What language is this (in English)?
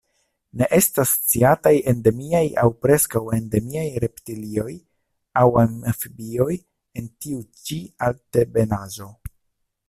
Esperanto